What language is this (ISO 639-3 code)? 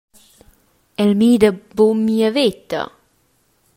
roh